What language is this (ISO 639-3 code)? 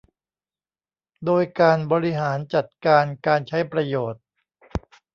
tha